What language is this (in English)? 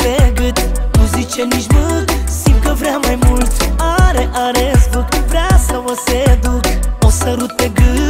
Romanian